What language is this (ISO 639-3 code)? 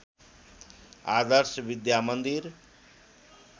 nep